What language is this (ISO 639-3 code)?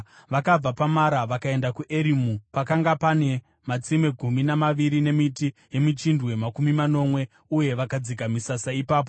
sna